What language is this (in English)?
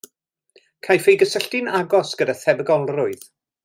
Welsh